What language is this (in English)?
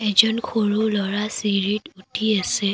Assamese